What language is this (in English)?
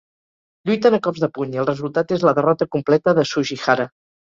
Catalan